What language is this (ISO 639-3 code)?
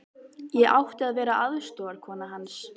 isl